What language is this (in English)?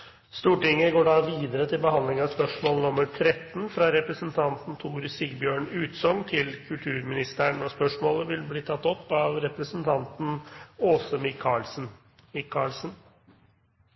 Norwegian Nynorsk